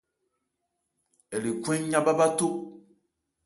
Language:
Ebrié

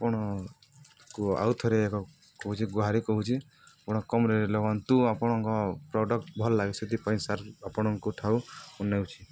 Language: Odia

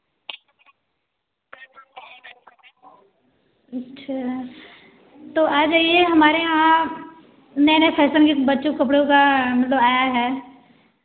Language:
Hindi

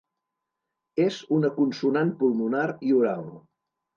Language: Catalan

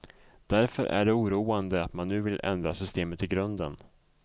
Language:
Swedish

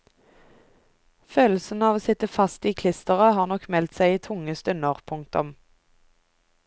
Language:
Norwegian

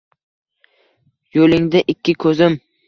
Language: Uzbek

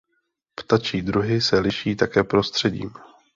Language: Czech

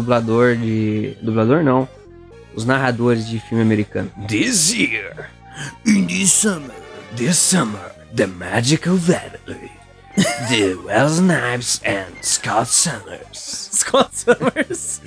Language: Portuguese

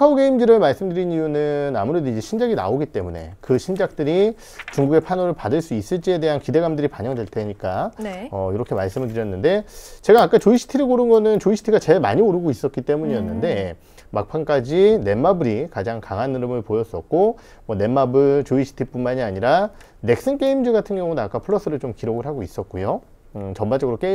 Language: Korean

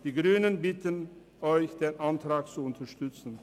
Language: Swiss German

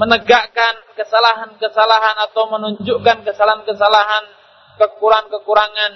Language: Malay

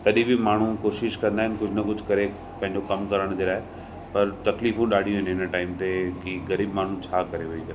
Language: Sindhi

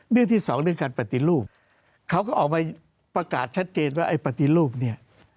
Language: Thai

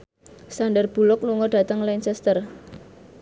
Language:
Javanese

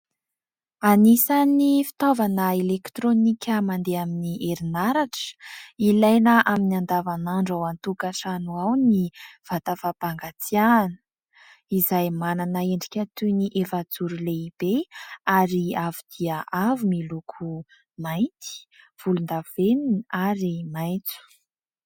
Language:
Malagasy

